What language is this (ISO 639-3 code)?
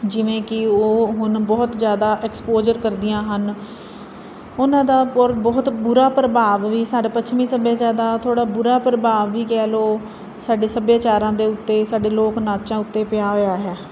pan